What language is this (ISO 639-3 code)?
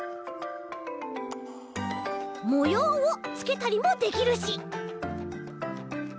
jpn